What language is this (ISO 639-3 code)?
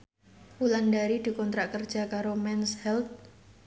jav